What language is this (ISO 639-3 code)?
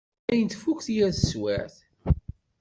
kab